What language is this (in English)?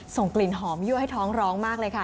Thai